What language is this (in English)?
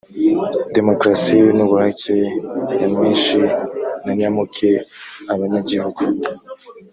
Kinyarwanda